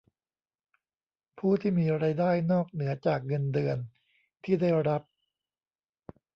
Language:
Thai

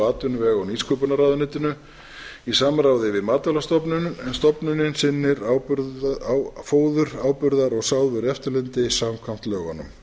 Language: Icelandic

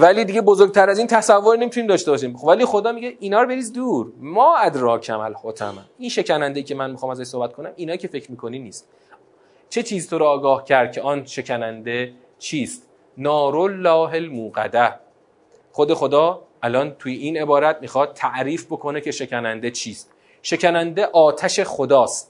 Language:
Persian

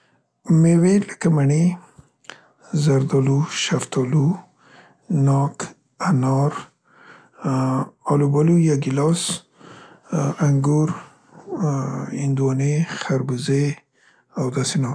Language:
Central Pashto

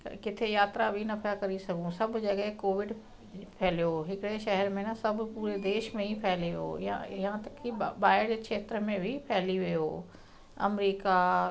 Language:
Sindhi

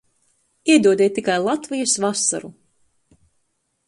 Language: Latvian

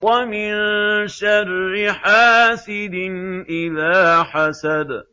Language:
Arabic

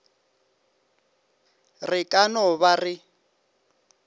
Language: Northern Sotho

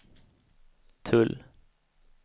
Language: Swedish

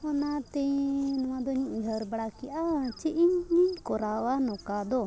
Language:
Santali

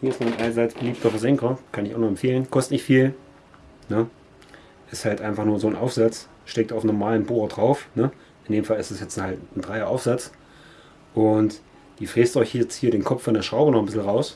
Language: German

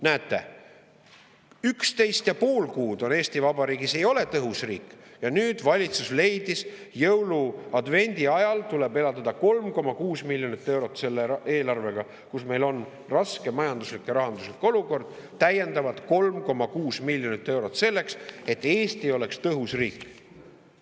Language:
Estonian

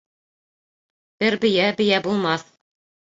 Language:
Bashkir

